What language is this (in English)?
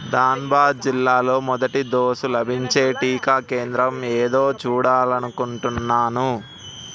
Telugu